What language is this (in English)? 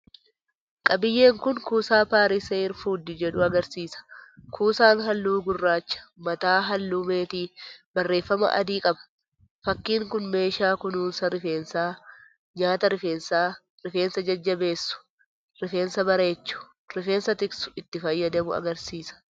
Oromo